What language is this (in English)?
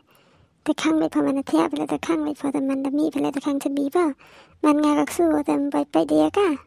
Thai